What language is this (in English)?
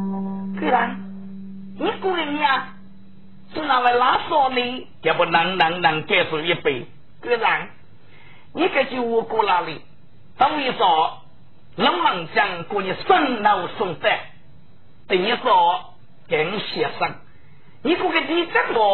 Chinese